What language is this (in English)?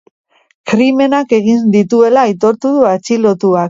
Basque